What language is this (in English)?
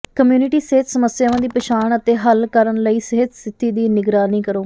Punjabi